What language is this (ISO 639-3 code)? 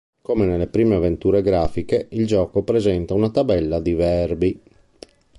ita